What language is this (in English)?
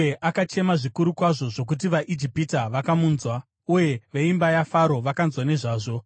Shona